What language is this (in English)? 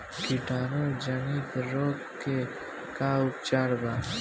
Bhojpuri